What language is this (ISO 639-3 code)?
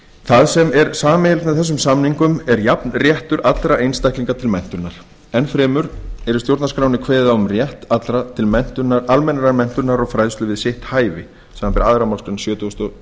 isl